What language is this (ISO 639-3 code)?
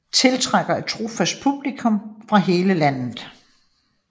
dan